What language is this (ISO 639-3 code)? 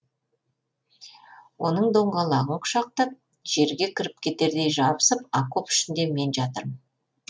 kaz